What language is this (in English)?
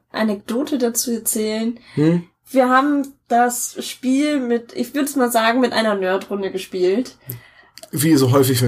German